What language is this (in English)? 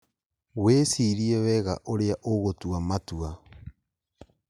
Kikuyu